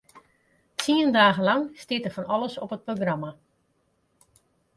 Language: Western Frisian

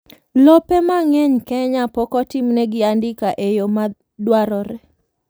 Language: Luo (Kenya and Tanzania)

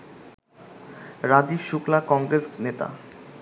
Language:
Bangla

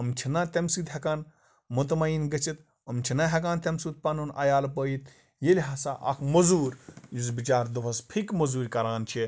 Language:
Kashmiri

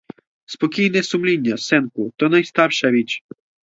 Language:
Ukrainian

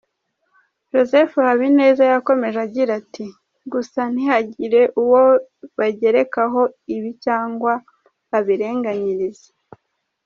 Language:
Kinyarwanda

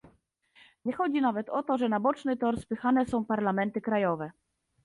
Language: Polish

